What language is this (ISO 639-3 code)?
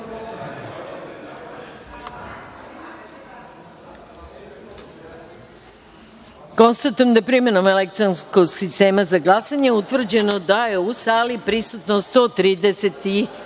srp